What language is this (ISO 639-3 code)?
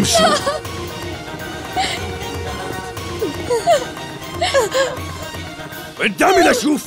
ara